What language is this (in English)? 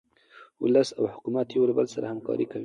Pashto